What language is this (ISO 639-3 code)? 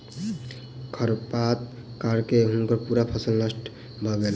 mai